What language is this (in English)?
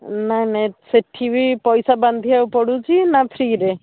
Odia